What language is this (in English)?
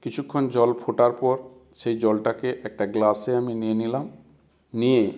Bangla